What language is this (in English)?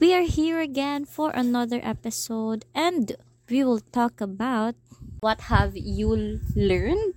Filipino